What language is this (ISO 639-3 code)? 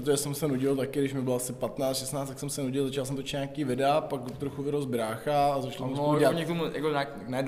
ces